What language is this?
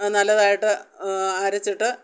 Malayalam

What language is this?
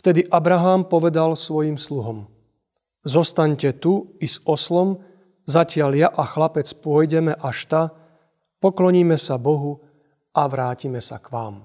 Slovak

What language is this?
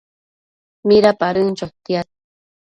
Matsés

